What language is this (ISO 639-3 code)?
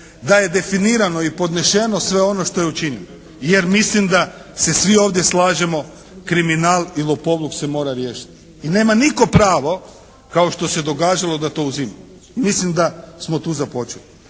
hrv